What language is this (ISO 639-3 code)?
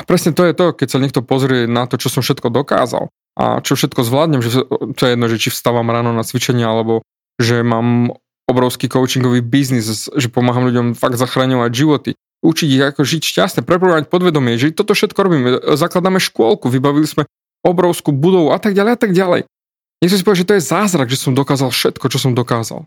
slk